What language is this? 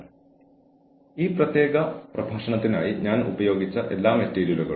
Malayalam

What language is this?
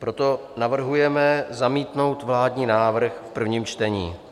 Czech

